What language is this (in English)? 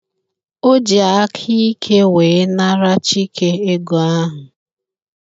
Igbo